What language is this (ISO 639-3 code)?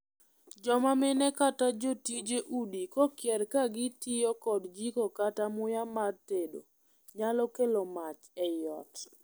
luo